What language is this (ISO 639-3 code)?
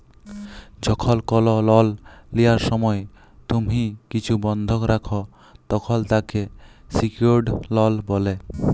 ben